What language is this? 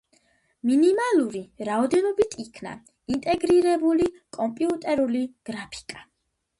Georgian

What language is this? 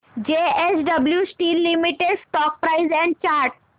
Marathi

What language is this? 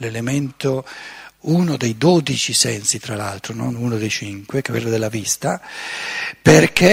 Italian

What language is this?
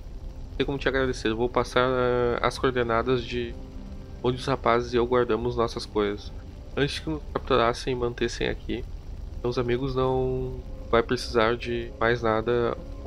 Portuguese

